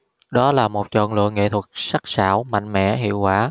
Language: Vietnamese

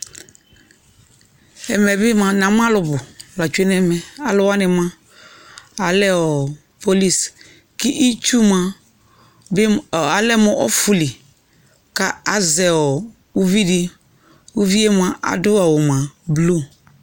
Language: Ikposo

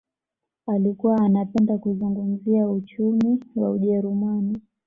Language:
Swahili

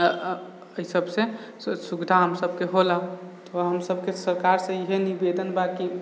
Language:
Maithili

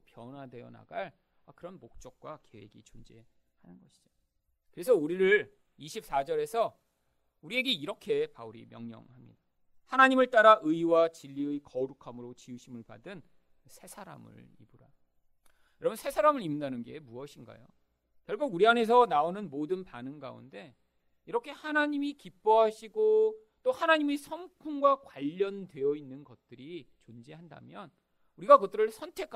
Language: Korean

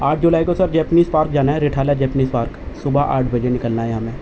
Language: Urdu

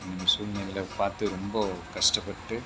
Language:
Tamil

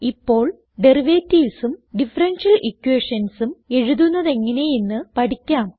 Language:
Malayalam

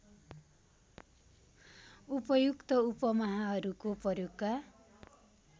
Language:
Nepali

